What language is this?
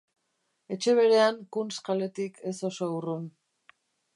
Basque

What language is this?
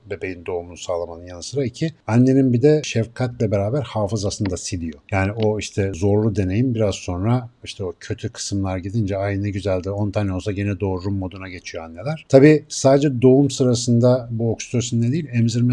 Turkish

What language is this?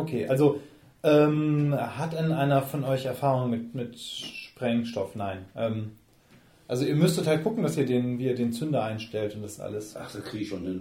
German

